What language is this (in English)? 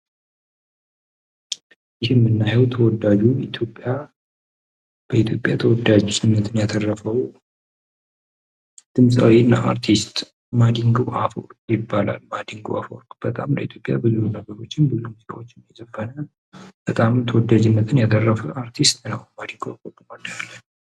Amharic